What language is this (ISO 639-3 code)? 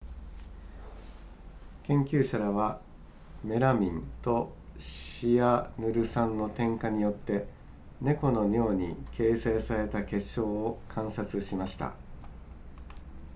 jpn